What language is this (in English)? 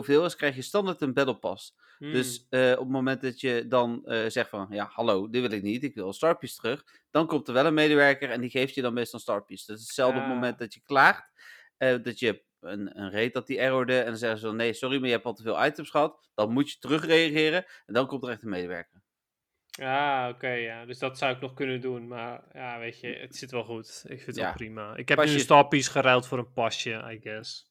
Dutch